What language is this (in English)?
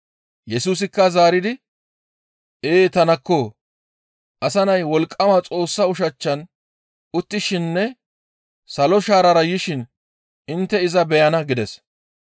Gamo